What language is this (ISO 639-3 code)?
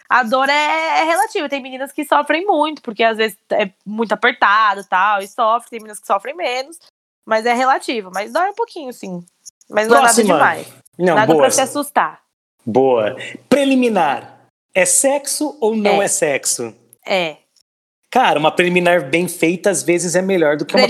por